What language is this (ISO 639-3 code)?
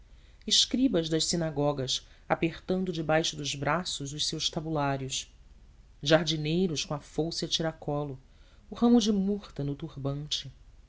por